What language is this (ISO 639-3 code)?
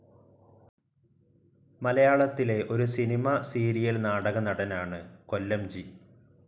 mal